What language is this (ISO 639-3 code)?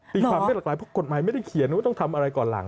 tha